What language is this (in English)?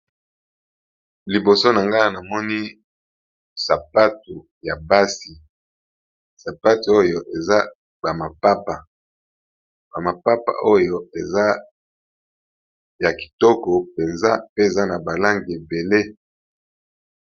Lingala